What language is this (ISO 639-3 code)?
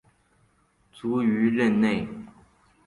zho